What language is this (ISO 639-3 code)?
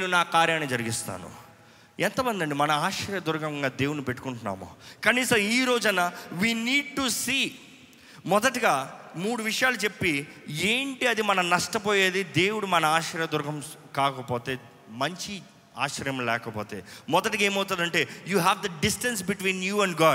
tel